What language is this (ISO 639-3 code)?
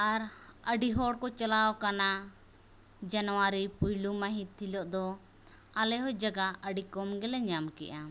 sat